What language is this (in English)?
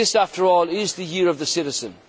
English